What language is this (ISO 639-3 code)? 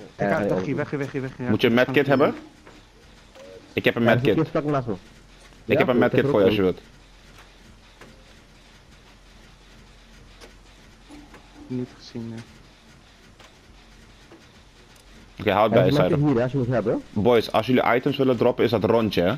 nld